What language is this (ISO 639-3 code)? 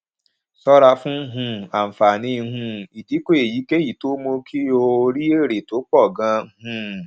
yor